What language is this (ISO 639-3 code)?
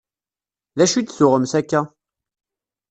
kab